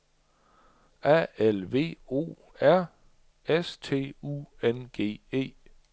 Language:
Danish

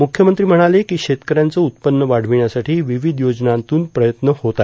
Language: Marathi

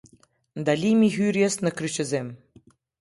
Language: Albanian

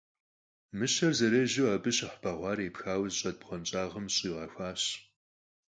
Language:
Kabardian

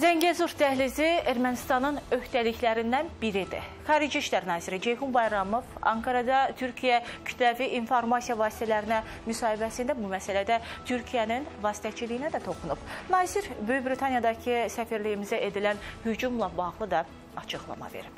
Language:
Turkish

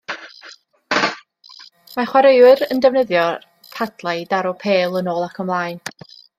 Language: Welsh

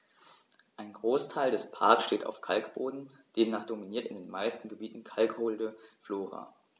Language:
German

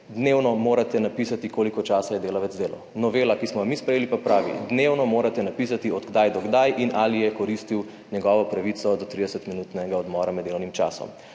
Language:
Slovenian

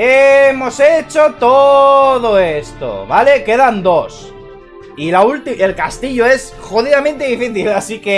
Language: Spanish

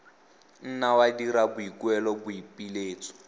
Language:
Tswana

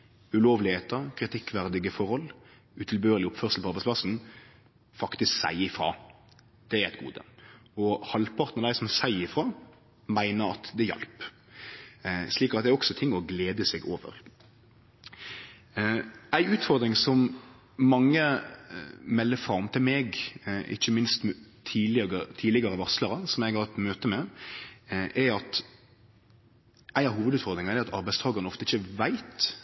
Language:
Norwegian Nynorsk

